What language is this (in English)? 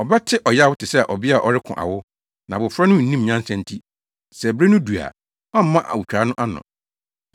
Akan